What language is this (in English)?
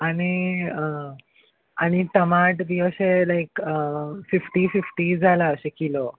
Konkani